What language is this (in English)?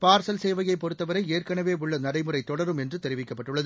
Tamil